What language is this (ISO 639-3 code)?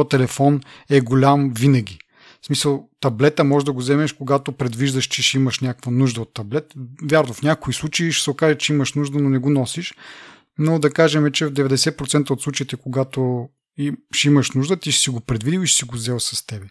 bul